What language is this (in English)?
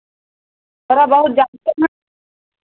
Hindi